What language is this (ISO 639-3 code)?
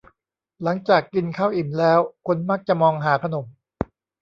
tha